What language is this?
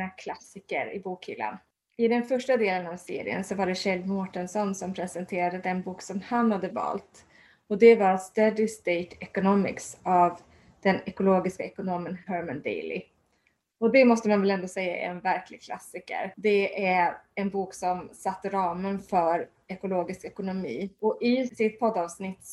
Swedish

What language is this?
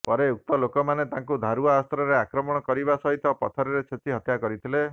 Odia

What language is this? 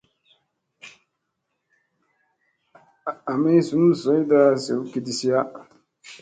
Musey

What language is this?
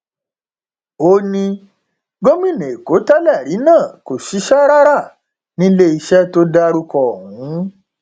Yoruba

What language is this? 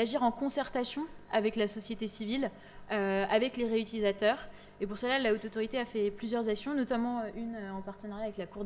French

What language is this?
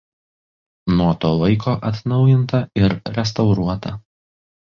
Lithuanian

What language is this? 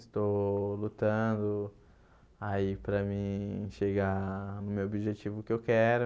Portuguese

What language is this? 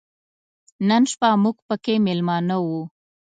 Pashto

